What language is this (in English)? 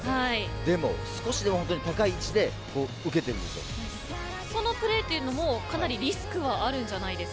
Japanese